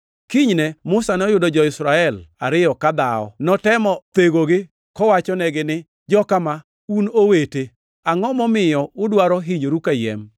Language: Luo (Kenya and Tanzania)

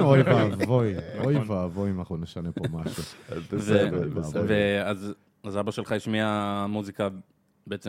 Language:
Hebrew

